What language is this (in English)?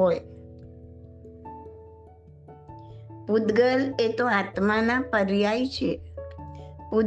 Gujarati